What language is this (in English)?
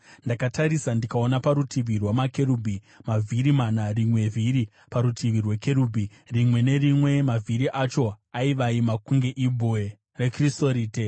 Shona